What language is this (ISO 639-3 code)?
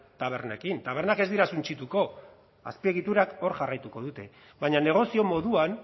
eus